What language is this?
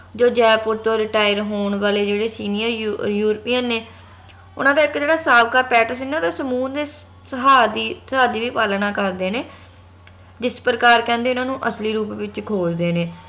Punjabi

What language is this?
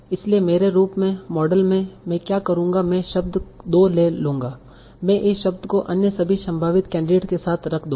Hindi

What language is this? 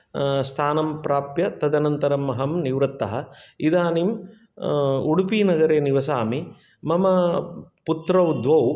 Sanskrit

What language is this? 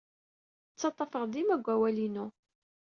Kabyle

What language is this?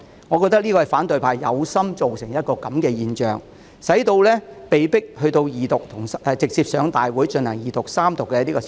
Cantonese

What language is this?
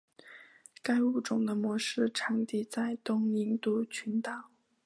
Chinese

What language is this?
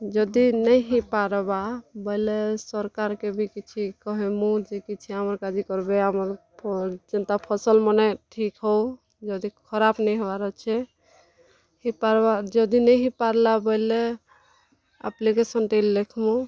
Odia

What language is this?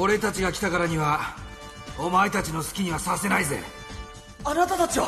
Japanese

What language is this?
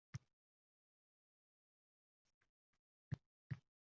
Uzbek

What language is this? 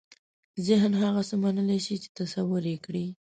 Pashto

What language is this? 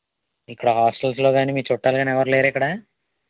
Telugu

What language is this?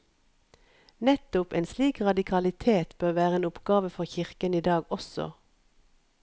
Norwegian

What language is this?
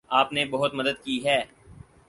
Urdu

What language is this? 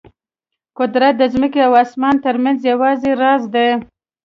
Pashto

